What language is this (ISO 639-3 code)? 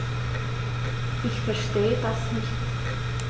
deu